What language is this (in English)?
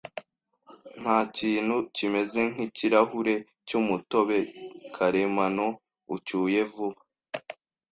Kinyarwanda